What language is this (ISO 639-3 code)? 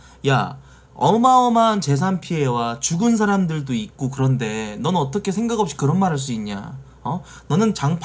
kor